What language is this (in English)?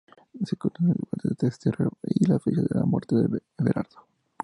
Spanish